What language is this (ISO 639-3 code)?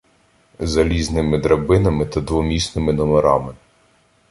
ukr